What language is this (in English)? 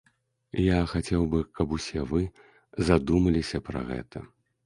Belarusian